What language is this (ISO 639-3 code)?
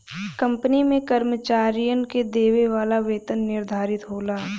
bho